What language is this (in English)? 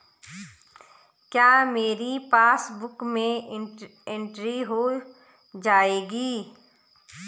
Hindi